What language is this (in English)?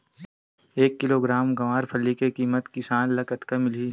Chhattisgarhi